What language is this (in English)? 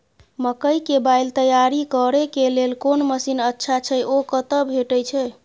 Maithili